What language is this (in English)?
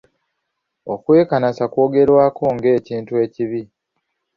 Ganda